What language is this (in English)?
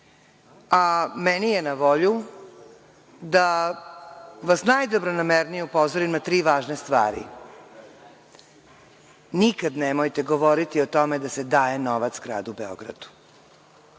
Serbian